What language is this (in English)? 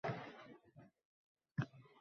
Uzbek